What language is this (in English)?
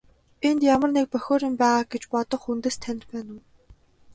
Mongolian